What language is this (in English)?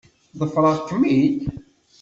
Kabyle